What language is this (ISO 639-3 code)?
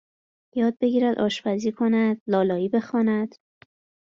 fas